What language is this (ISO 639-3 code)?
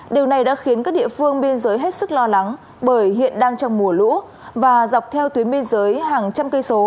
vie